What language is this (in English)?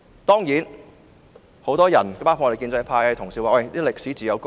Cantonese